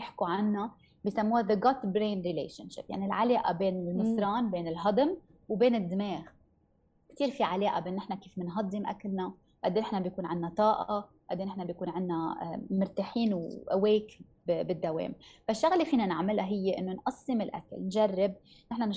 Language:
Arabic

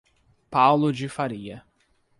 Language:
Portuguese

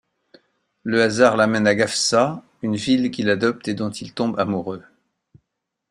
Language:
French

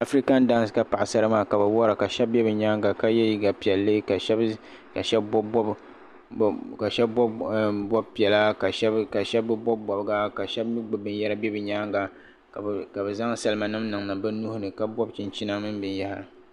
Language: Dagbani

